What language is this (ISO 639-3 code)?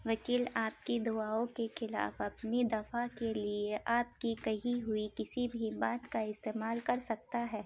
urd